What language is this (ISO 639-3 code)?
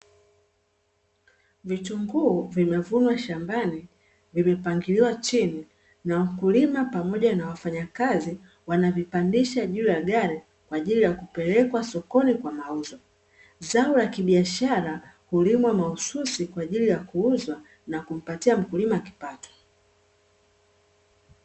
swa